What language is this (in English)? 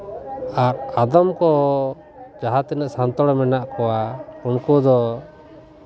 Santali